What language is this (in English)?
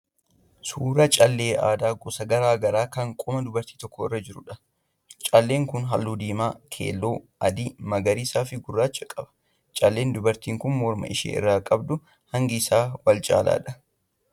Oromo